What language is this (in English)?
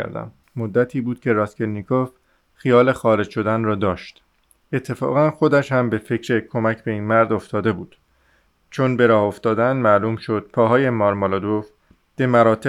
Persian